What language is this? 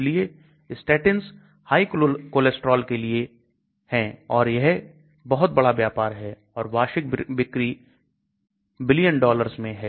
Hindi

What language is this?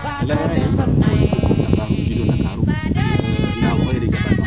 Serer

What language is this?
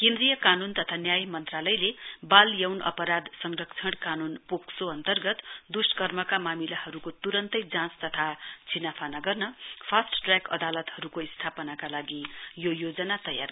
Nepali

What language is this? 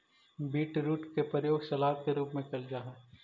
Magahi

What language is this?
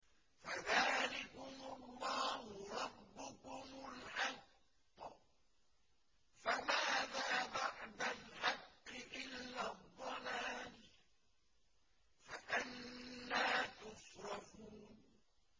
Arabic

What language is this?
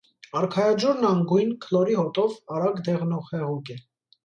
Armenian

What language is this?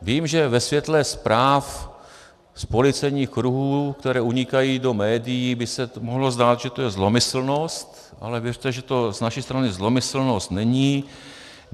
Czech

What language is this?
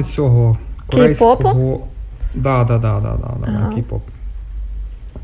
Ukrainian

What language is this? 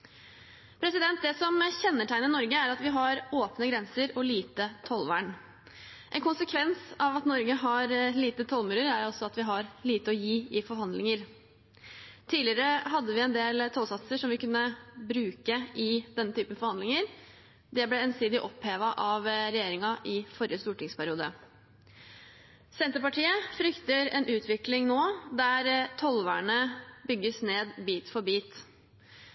Norwegian Bokmål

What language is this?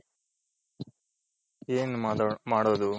Kannada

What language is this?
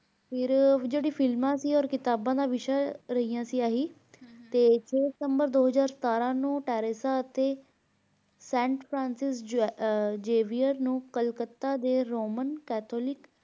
Punjabi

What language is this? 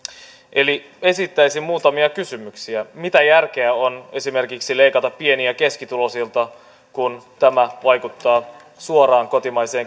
Finnish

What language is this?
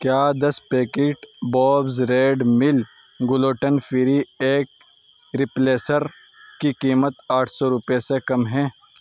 Urdu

